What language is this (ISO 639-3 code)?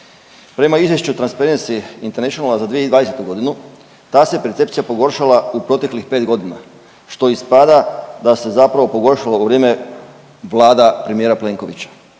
hrv